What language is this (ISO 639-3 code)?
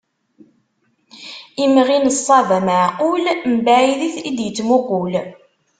kab